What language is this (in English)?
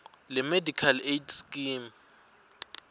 Swati